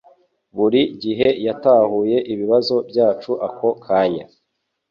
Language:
Kinyarwanda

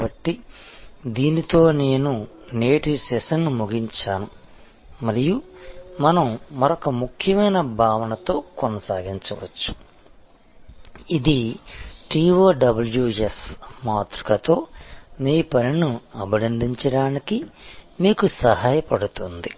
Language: Telugu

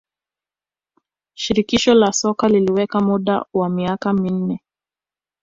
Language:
Swahili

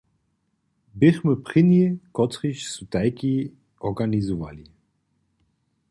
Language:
Upper Sorbian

